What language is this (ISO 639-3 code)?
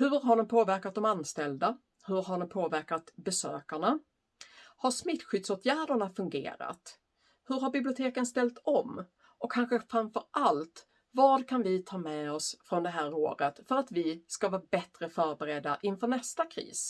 swe